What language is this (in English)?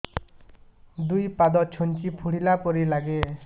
Odia